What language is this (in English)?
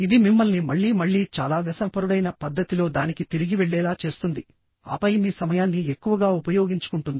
Telugu